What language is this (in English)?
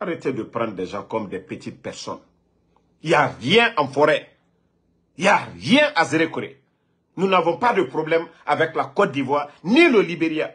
French